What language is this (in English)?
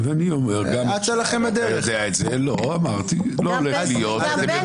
Hebrew